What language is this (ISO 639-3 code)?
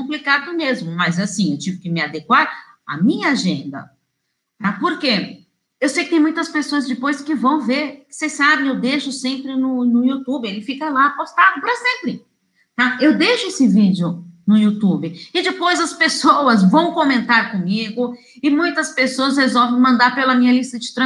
por